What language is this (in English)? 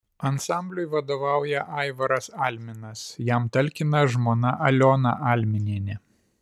Lithuanian